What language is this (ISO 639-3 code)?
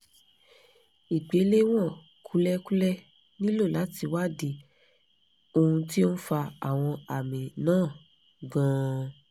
yor